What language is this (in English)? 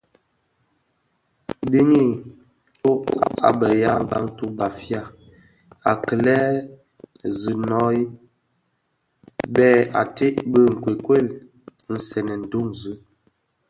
Bafia